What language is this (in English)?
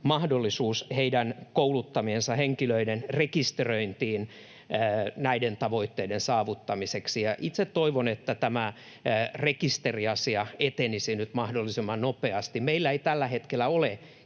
Finnish